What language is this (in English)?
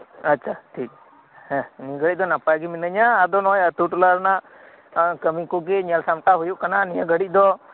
Santali